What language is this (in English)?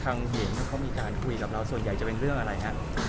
Thai